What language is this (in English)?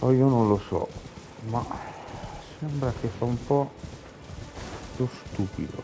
Italian